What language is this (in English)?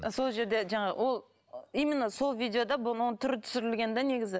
Kazakh